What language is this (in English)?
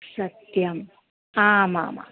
Sanskrit